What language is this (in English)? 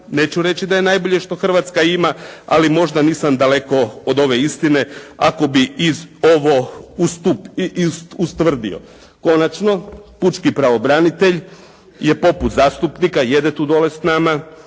Croatian